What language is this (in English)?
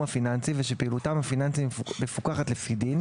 Hebrew